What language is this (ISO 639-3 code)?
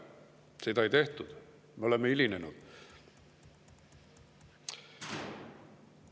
est